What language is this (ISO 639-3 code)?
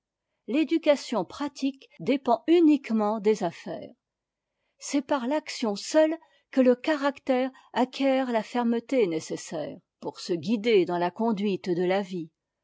fra